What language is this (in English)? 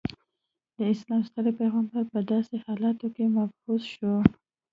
Pashto